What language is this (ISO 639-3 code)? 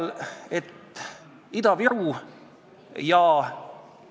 est